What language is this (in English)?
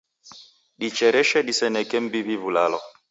Taita